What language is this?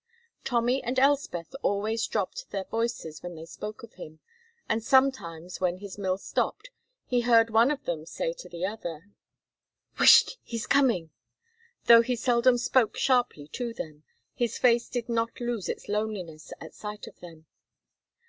English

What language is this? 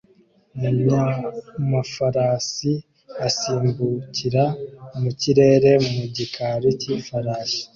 Kinyarwanda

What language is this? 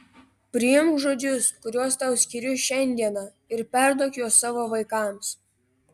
Lithuanian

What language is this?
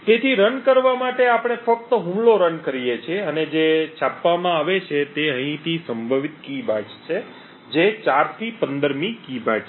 Gujarati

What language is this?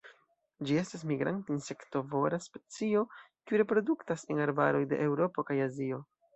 Esperanto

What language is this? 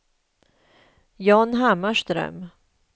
Swedish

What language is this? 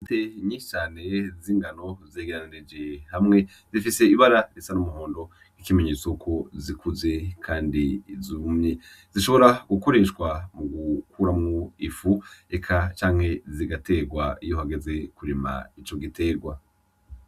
Rundi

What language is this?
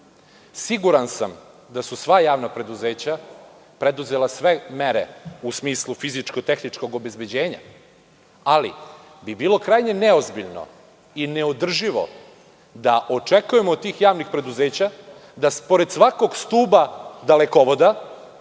Serbian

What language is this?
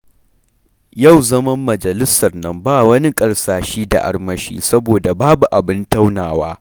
Hausa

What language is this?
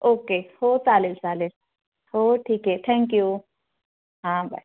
Marathi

